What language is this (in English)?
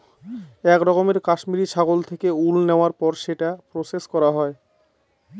Bangla